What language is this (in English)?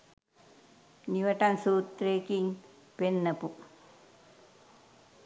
Sinhala